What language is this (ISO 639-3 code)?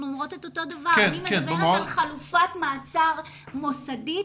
heb